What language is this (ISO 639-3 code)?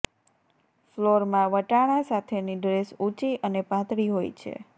guj